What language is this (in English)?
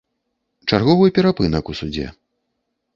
Belarusian